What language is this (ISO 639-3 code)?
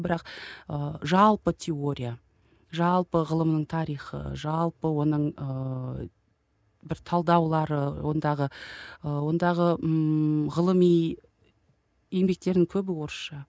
kaz